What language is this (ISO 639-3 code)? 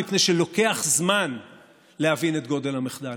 heb